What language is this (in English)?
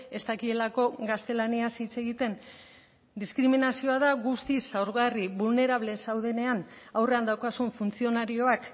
Basque